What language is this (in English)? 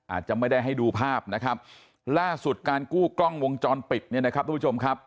Thai